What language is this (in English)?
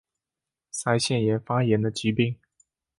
Chinese